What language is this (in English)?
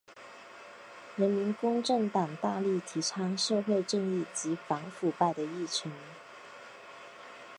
Chinese